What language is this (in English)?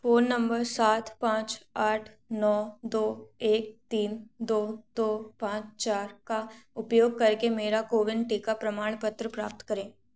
Hindi